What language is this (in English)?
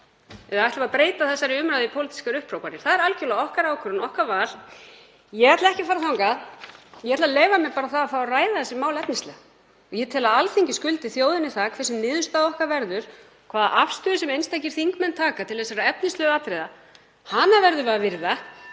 Icelandic